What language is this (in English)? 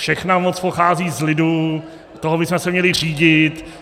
Czech